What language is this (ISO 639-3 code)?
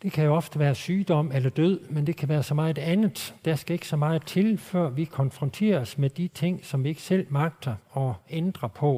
dan